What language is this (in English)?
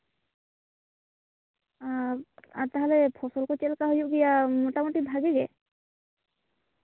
Santali